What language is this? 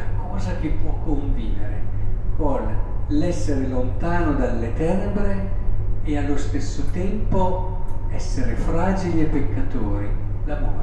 Italian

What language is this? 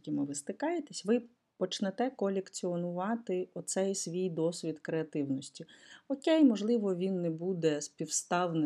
Ukrainian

